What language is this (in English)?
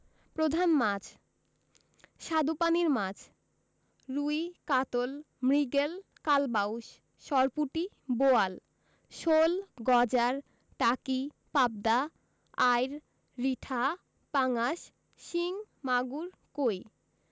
Bangla